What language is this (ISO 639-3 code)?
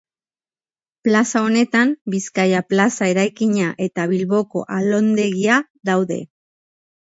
eus